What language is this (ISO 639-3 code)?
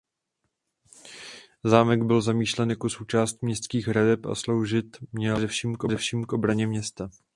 ces